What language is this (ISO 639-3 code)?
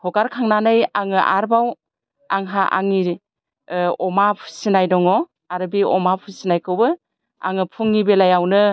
brx